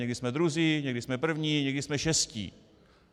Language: Czech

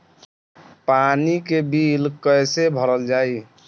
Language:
Bhojpuri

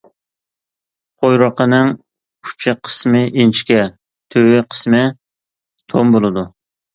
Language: Uyghur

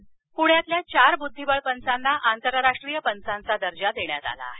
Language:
Marathi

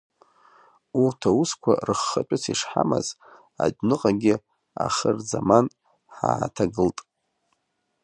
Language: Abkhazian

